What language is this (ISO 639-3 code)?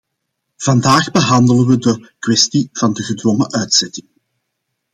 nld